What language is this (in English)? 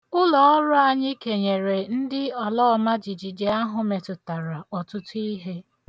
Igbo